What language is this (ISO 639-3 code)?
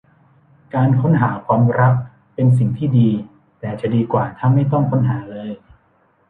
tha